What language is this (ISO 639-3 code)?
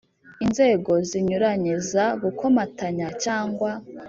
kin